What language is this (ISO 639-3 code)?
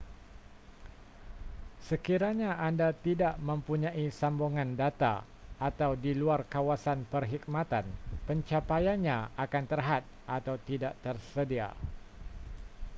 msa